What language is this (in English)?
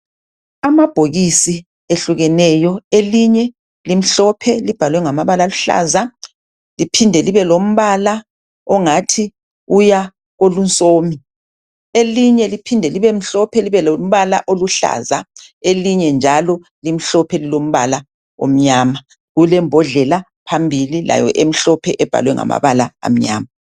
North Ndebele